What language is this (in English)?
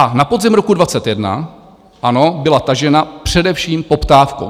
Czech